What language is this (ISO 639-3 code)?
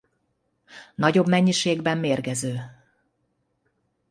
hun